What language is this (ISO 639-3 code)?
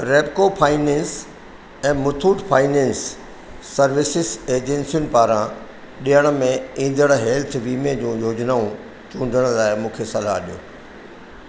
snd